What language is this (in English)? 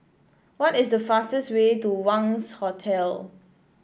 English